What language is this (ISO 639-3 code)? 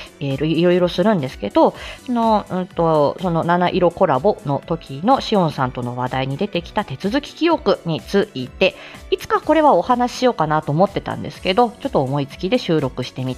jpn